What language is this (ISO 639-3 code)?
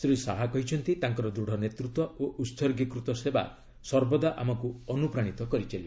ori